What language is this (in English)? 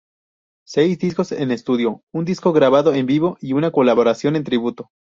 Spanish